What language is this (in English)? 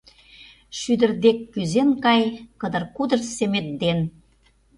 Mari